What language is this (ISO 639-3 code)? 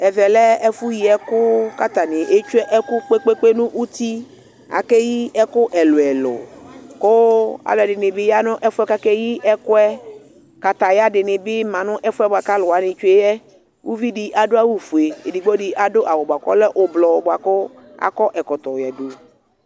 kpo